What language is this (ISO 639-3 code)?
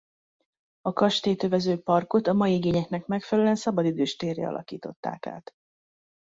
hun